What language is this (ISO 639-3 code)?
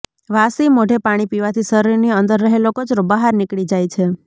guj